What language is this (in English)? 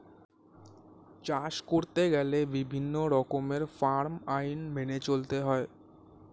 Bangla